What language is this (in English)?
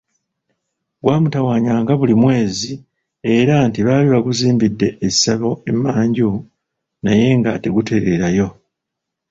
Ganda